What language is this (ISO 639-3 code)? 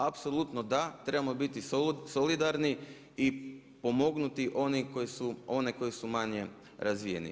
hrv